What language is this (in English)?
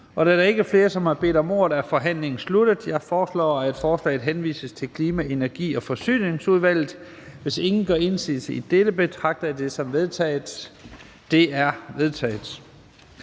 Danish